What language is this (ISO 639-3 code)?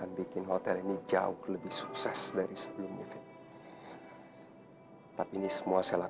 ind